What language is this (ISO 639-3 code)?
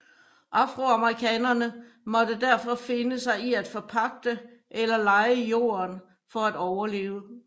dan